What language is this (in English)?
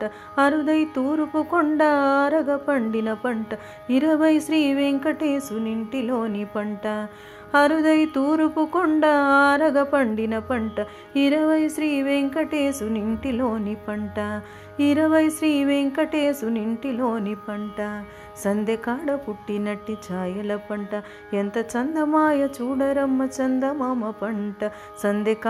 Telugu